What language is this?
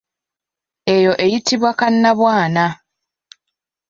Ganda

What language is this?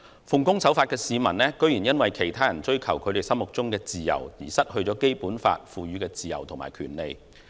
Cantonese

